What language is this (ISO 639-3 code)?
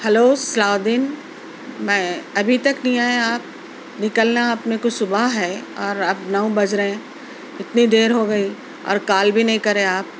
urd